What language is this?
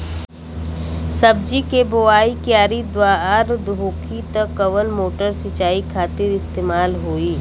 Bhojpuri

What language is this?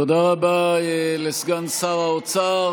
Hebrew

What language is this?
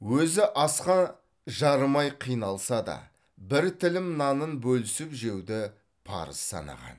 Kazakh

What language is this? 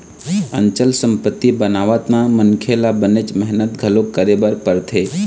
Chhattisgarhi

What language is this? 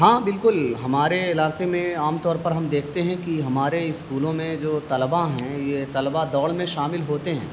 Urdu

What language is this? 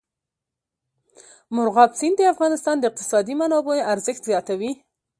Pashto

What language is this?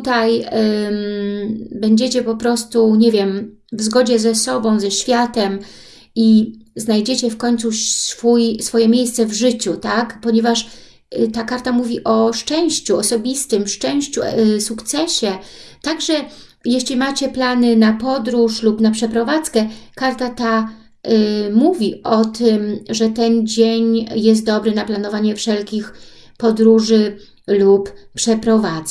Polish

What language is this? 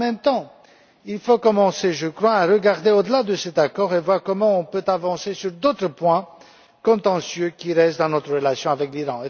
French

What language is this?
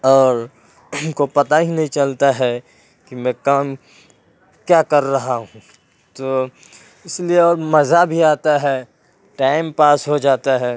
Urdu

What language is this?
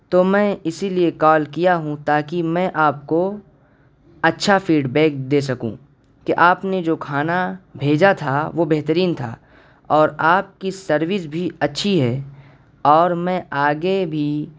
Urdu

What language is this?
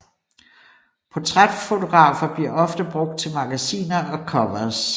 Danish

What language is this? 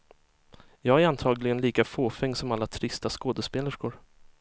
Swedish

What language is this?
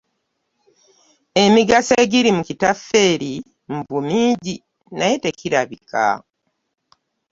Ganda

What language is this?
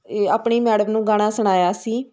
Punjabi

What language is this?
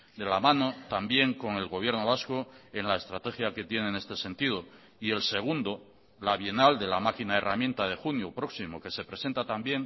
Spanish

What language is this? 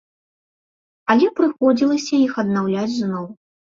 Belarusian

